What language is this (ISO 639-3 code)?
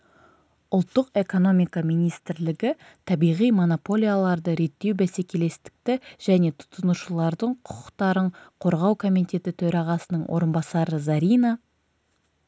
kaz